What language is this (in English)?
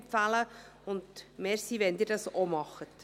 Swiss German